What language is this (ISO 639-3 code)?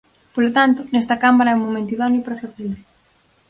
glg